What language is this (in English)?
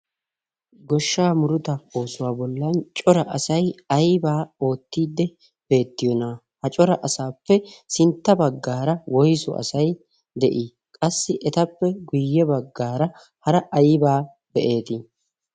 Wolaytta